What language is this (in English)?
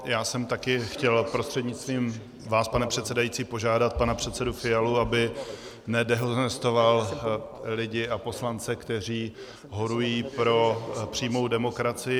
Czech